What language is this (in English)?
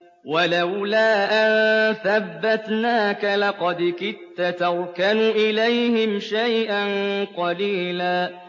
Arabic